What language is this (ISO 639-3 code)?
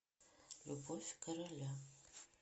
rus